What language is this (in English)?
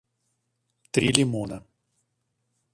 Russian